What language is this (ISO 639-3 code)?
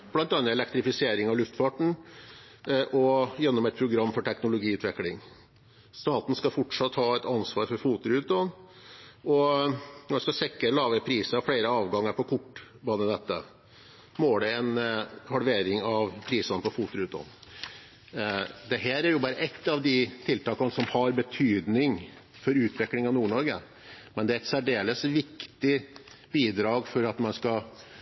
nob